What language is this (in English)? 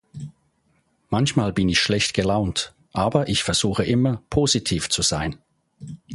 German